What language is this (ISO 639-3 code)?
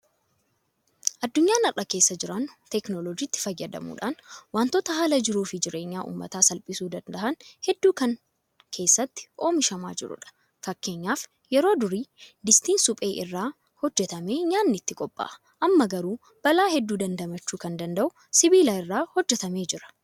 orm